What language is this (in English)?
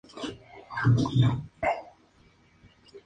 Spanish